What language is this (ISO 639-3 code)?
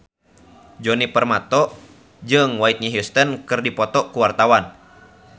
sun